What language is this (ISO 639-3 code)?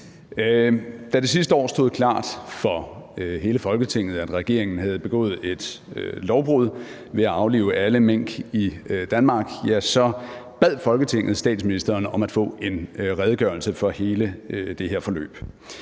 dan